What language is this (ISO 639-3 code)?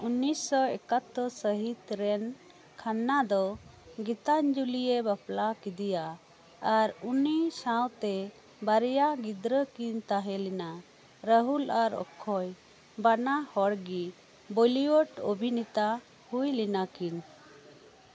sat